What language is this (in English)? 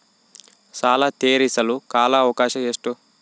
Kannada